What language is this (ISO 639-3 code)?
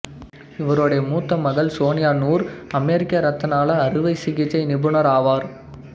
tam